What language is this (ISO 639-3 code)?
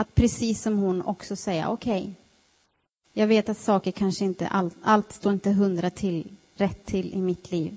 swe